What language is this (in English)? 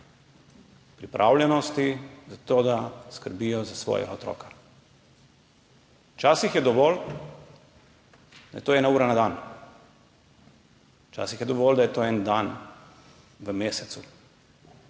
Slovenian